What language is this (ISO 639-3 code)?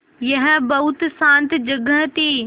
hin